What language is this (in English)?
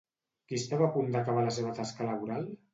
Catalan